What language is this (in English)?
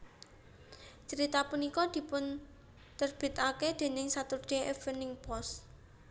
Javanese